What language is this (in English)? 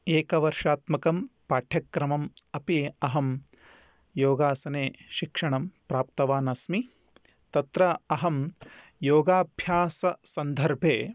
Sanskrit